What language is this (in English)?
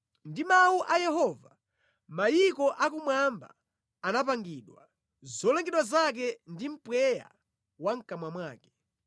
Nyanja